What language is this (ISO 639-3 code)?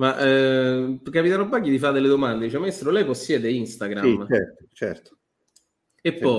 ita